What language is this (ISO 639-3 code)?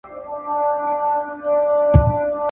pus